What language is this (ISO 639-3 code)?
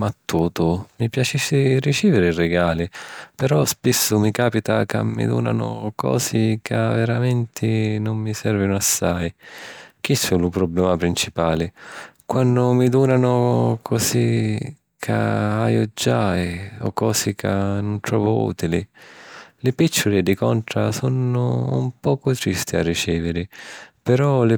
scn